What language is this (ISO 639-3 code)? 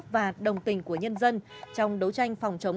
vie